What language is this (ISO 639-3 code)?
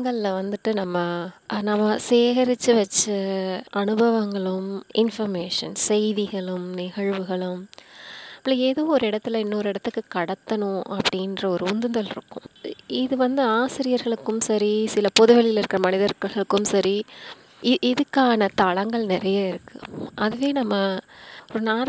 tam